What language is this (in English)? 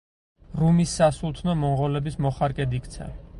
Georgian